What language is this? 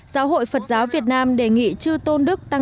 Vietnamese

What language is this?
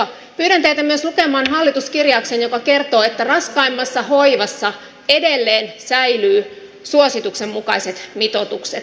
Finnish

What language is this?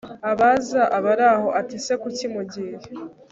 Kinyarwanda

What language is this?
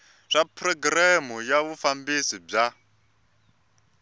Tsonga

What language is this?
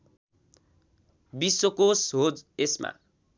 Nepali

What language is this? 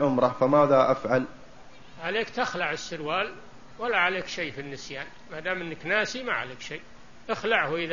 Arabic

